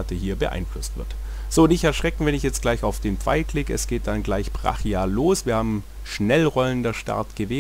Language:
German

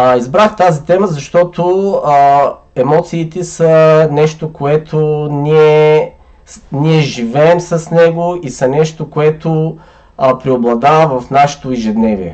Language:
Bulgarian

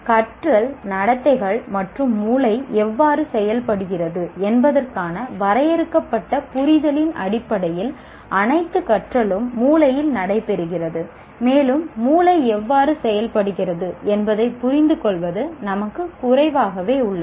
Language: Tamil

